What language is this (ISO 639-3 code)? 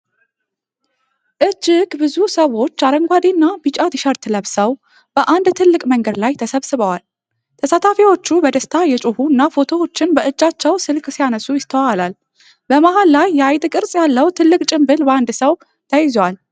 amh